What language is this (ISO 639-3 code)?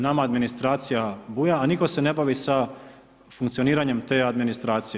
hrv